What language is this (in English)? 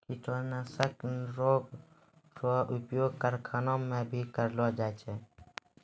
Maithili